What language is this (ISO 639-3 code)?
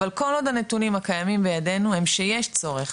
heb